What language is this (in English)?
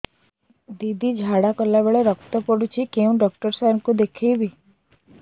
Odia